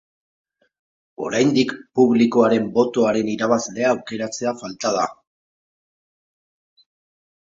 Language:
Basque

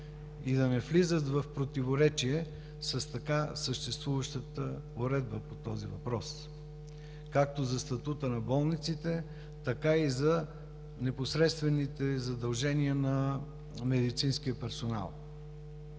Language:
Bulgarian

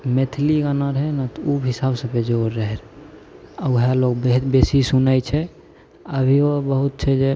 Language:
Maithili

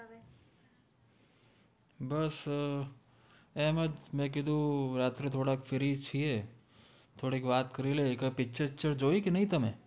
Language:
Gujarati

